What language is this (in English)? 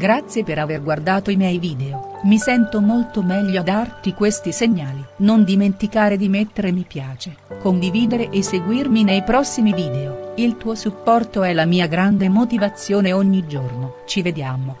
Italian